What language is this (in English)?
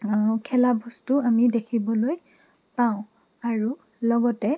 Assamese